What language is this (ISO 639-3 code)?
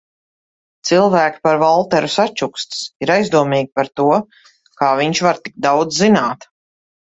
lav